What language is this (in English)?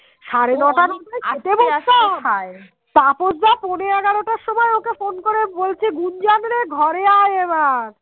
Bangla